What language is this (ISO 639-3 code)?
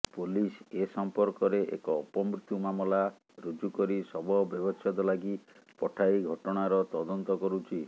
ori